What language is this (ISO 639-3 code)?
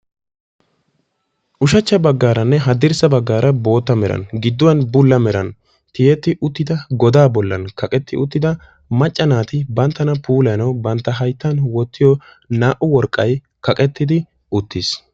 wal